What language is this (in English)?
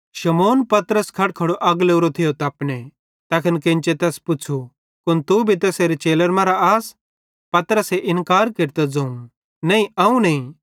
Bhadrawahi